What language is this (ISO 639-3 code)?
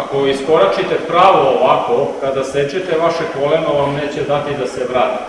srp